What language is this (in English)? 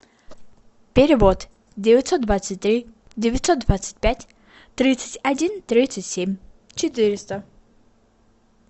Russian